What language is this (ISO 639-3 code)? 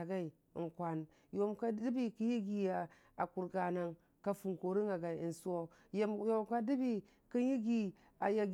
cfa